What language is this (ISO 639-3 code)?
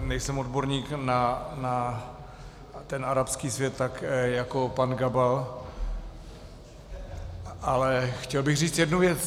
ces